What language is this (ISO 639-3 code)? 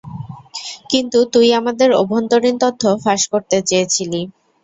ben